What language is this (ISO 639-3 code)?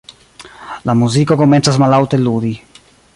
epo